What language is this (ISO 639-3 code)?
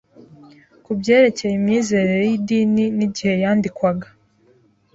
kin